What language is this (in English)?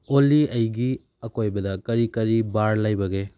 Manipuri